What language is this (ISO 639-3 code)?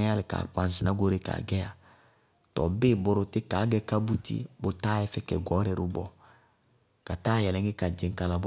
bqg